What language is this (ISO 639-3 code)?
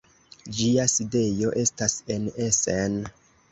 epo